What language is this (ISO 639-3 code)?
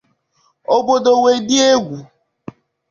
ibo